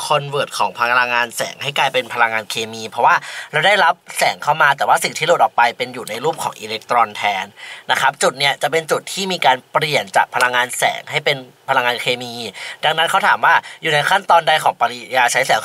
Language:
Thai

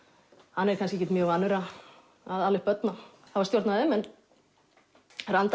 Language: Icelandic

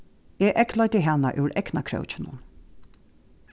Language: Faroese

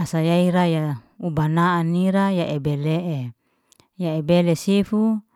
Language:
Liana-Seti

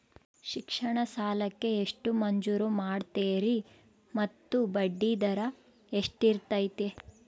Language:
Kannada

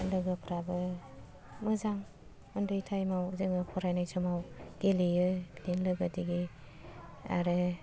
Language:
Bodo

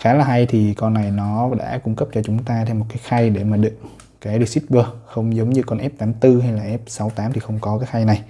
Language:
Vietnamese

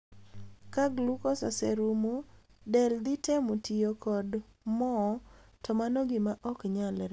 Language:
Luo (Kenya and Tanzania)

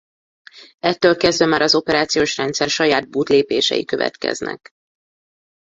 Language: Hungarian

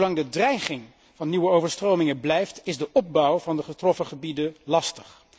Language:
Dutch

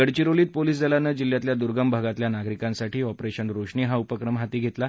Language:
Marathi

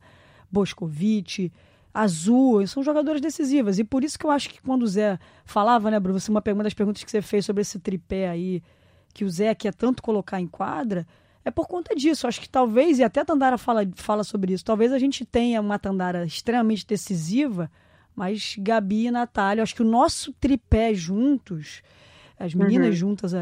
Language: Portuguese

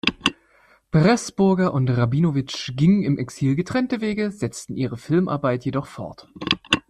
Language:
German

